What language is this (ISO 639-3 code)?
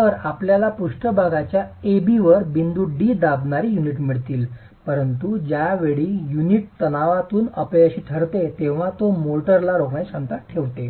mar